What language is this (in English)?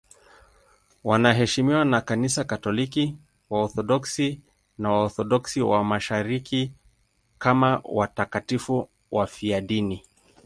Swahili